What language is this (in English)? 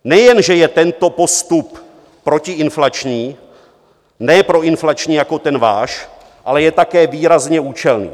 Czech